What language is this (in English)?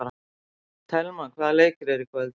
Icelandic